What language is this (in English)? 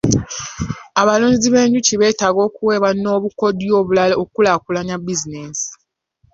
Ganda